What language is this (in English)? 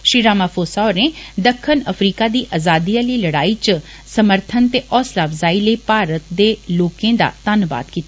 Dogri